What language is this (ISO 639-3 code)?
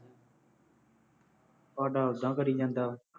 pan